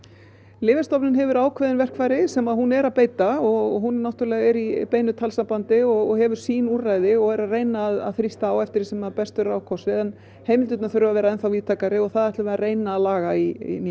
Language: Icelandic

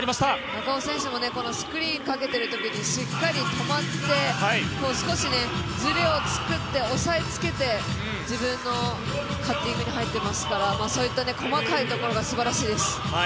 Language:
Japanese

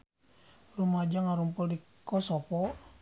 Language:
Sundanese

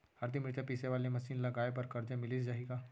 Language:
Chhattisgarhi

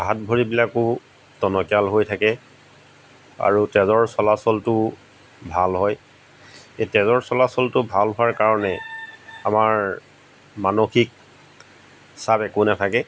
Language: Assamese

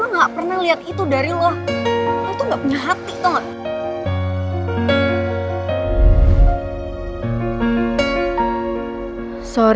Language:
Indonesian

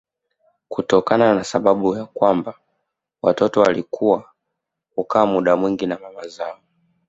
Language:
Swahili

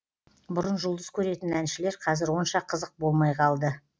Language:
Kazakh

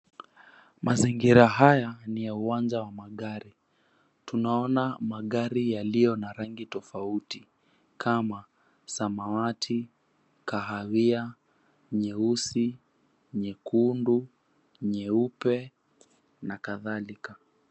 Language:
Swahili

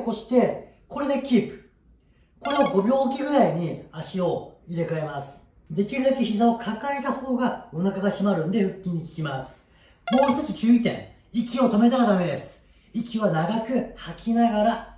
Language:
Japanese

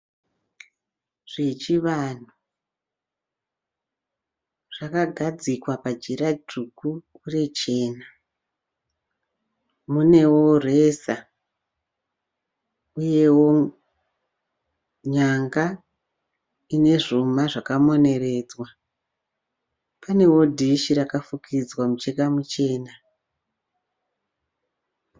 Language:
Shona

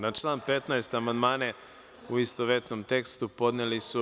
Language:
Serbian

